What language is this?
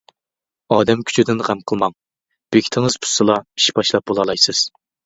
Uyghur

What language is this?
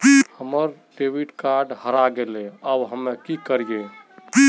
Magahi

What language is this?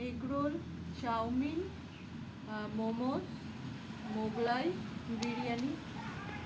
Bangla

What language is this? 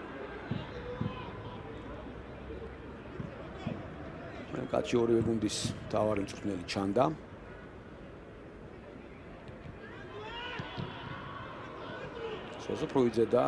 Romanian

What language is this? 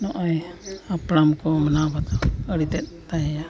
Santali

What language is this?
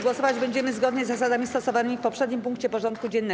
Polish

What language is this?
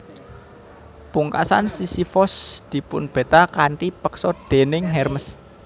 Javanese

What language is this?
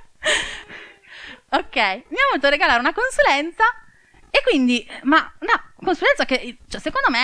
Italian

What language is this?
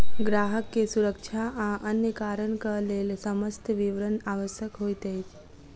Maithili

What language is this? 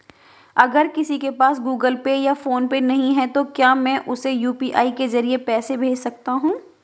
Hindi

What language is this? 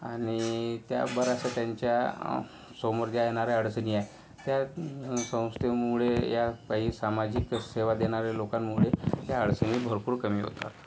Marathi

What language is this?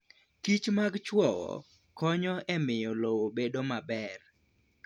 Luo (Kenya and Tanzania)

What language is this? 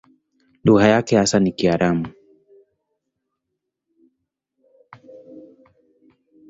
Swahili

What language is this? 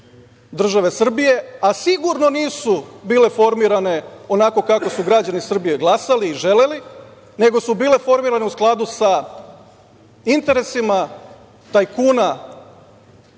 Serbian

